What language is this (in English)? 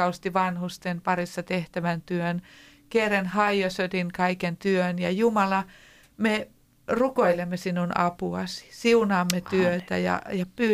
Finnish